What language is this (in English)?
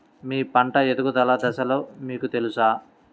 Telugu